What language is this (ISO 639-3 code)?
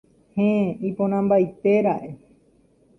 grn